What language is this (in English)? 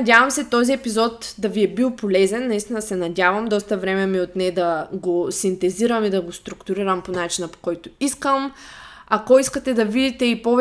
Bulgarian